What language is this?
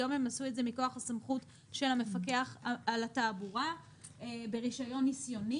Hebrew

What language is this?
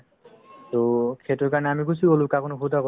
Assamese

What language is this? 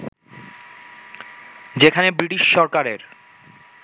Bangla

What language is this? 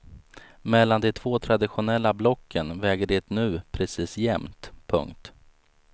Swedish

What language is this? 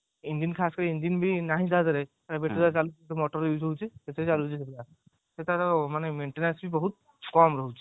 Odia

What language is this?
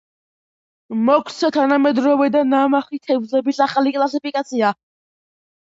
Georgian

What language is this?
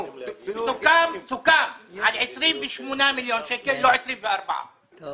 Hebrew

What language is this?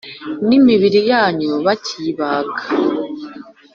Kinyarwanda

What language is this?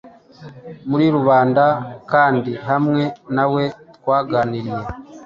Kinyarwanda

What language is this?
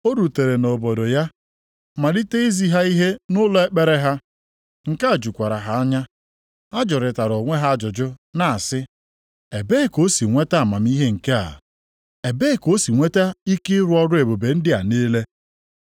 Igbo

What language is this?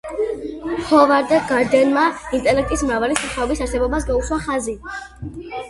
Georgian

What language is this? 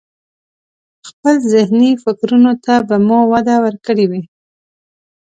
Pashto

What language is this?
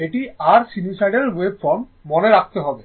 Bangla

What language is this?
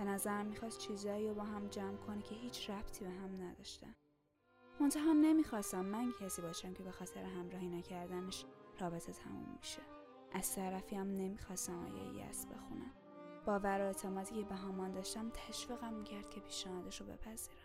Persian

